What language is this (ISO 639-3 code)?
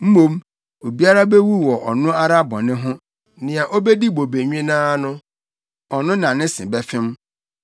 aka